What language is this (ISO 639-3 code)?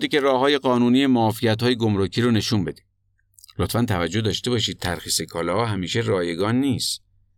fas